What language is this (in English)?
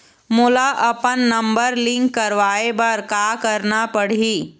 Chhattisgarhi